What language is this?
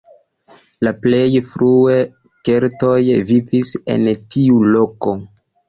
Esperanto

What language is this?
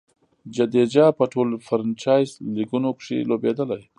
Pashto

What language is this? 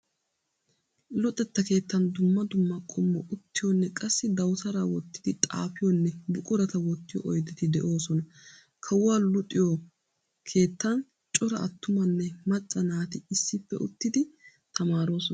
Wolaytta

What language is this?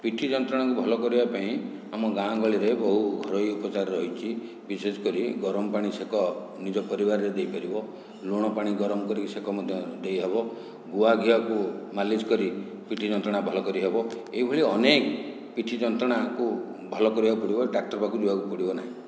Odia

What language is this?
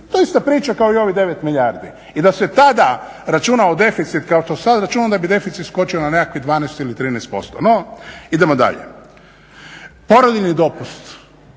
Croatian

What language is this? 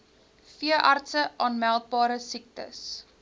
Afrikaans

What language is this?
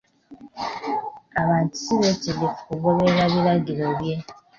Ganda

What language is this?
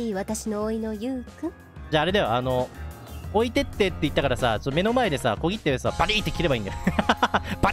Japanese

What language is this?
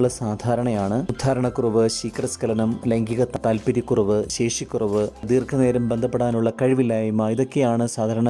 Malayalam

